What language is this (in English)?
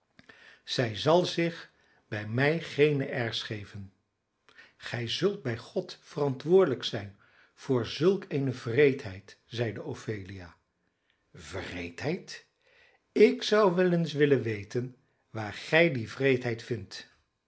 Dutch